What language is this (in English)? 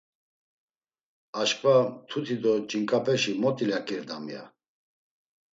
Laz